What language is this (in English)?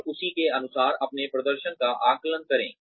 Hindi